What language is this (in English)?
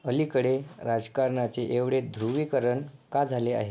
Marathi